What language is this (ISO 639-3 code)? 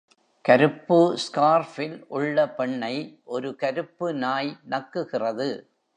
tam